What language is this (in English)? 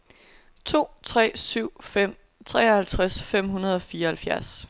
Danish